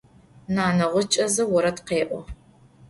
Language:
Adyghe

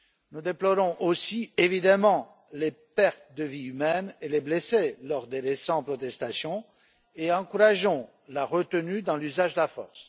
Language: French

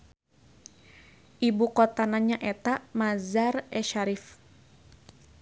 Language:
Sundanese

